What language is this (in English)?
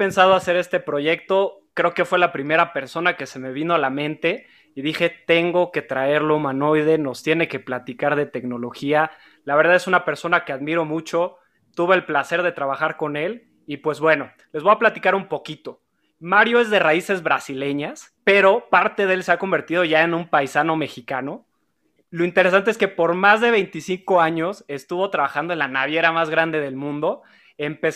Spanish